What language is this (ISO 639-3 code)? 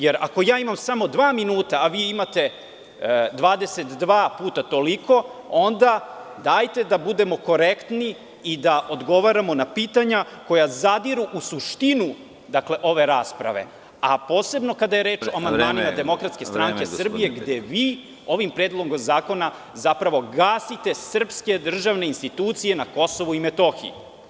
srp